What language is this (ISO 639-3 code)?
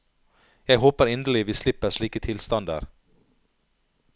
nor